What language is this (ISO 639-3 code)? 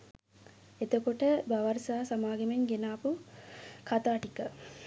sin